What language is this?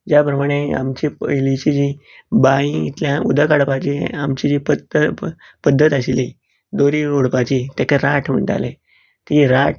Konkani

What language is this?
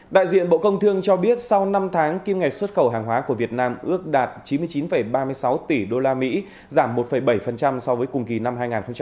Vietnamese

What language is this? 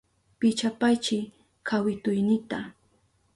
Southern Pastaza Quechua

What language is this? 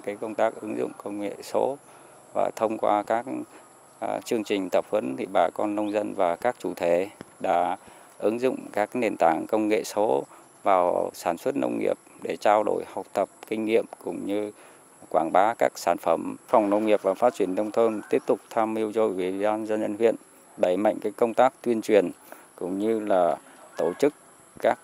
Vietnamese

